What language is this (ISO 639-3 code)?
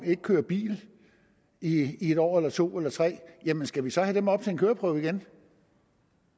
dan